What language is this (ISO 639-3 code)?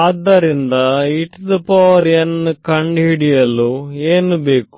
kan